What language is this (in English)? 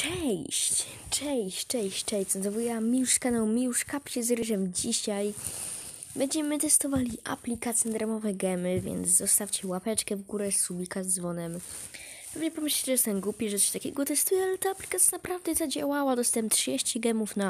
Polish